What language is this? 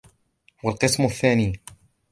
Arabic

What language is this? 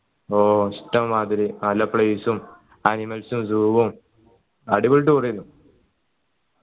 Malayalam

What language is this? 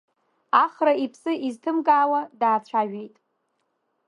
Abkhazian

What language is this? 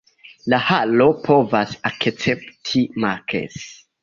Esperanto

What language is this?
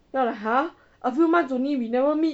English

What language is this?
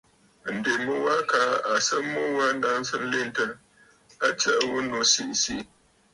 Bafut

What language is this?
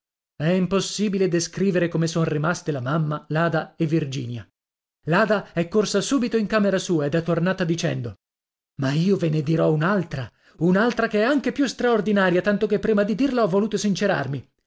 Italian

